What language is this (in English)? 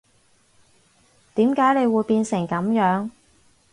Cantonese